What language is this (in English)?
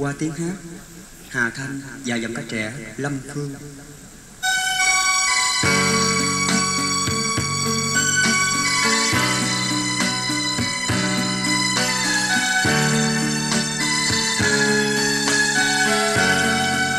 Vietnamese